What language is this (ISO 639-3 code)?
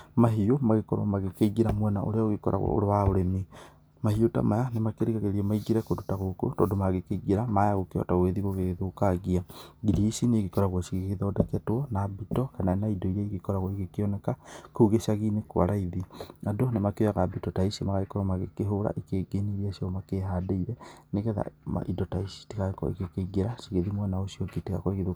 kik